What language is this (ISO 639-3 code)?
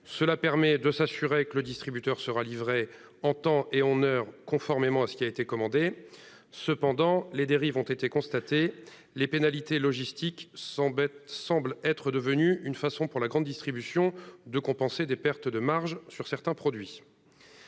fra